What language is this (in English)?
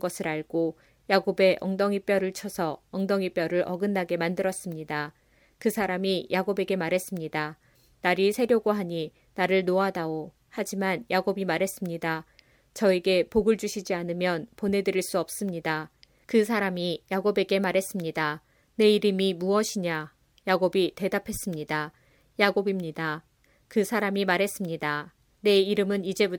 Korean